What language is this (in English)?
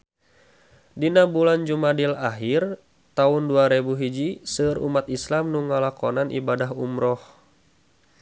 Sundanese